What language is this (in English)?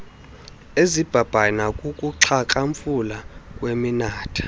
Xhosa